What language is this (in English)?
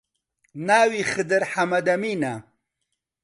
Central Kurdish